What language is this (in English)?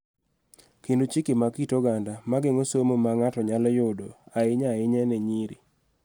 Luo (Kenya and Tanzania)